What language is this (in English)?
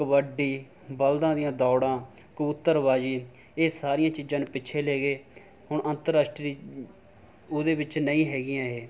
Punjabi